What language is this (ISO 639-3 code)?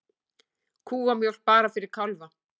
isl